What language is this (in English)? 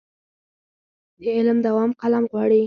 Pashto